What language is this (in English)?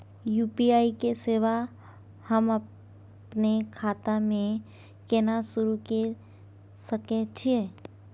Maithili